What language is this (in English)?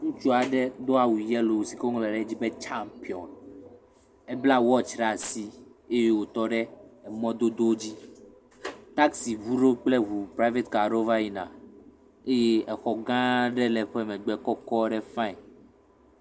Ewe